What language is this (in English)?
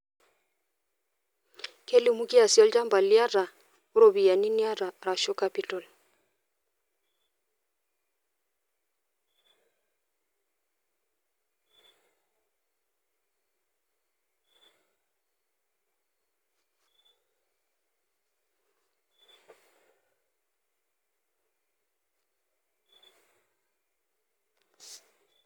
Masai